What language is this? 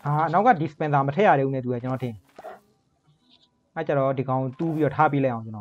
Thai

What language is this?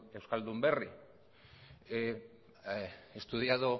Spanish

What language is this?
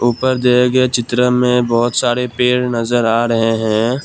Hindi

